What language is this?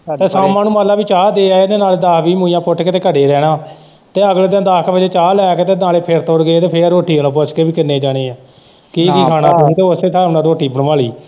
Punjabi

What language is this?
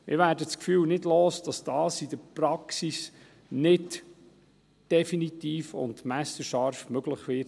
Swiss German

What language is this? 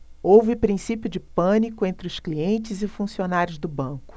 Portuguese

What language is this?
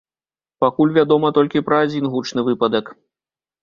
Belarusian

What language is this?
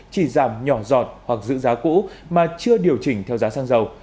Vietnamese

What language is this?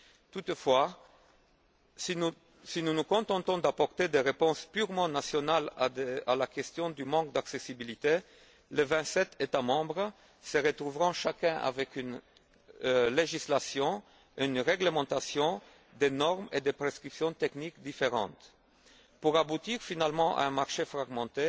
French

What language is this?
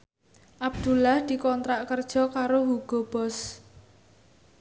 Javanese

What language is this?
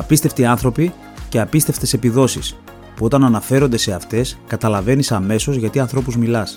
Greek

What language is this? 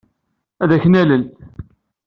Kabyle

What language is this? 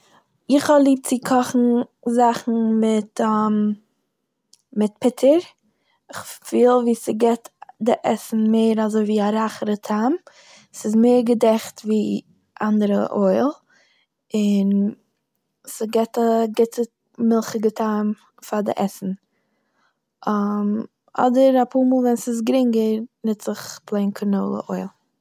Yiddish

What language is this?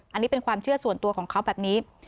Thai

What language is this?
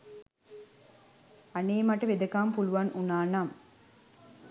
Sinhala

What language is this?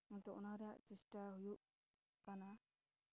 Santali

